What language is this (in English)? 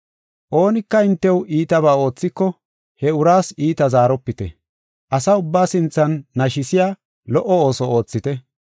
Gofa